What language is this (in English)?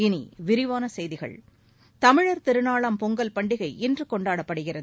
Tamil